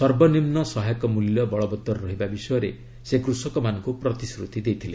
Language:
Odia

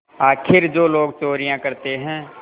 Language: Hindi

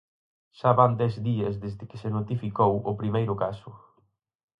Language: Galician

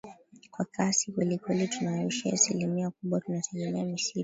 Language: Swahili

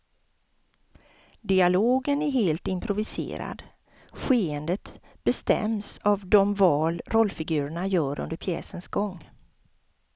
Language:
Swedish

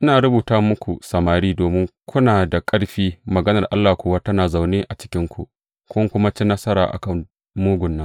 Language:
Hausa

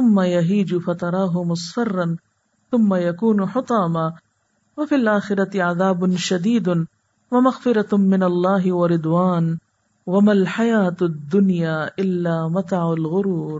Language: Urdu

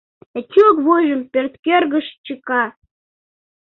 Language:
Mari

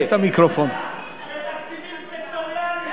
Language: Hebrew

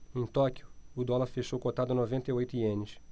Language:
Portuguese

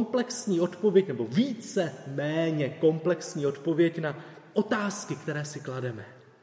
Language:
Czech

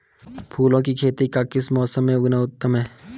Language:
Hindi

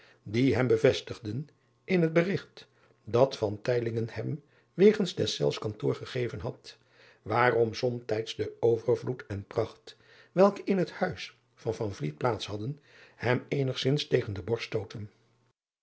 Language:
Dutch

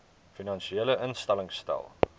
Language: Afrikaans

